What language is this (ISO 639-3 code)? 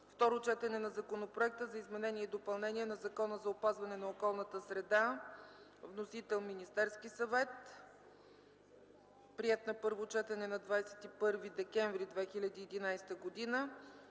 bul